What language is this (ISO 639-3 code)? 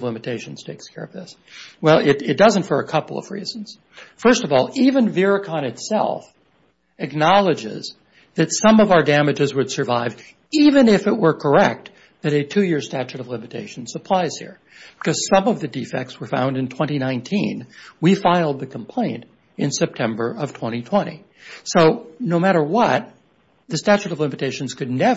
eng